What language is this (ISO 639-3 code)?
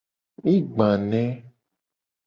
gej